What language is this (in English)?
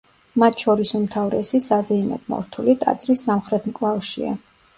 Georgian